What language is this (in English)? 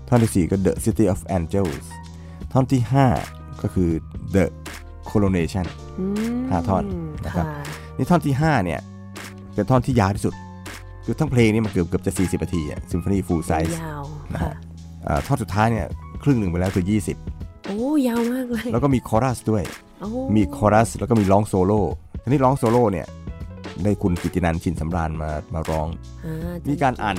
Thai